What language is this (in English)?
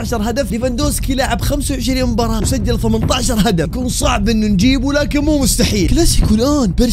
Arabic